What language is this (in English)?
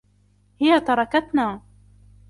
Arabic